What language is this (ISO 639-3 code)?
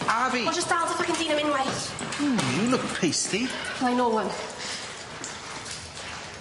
cym